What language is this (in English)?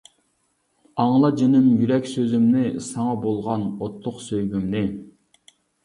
Uyghur